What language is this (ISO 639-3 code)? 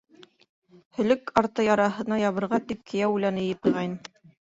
bak